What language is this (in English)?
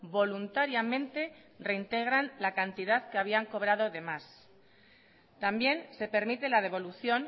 Spanish